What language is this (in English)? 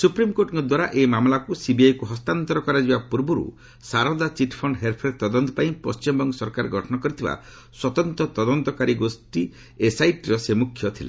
Odia